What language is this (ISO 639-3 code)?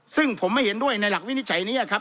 tha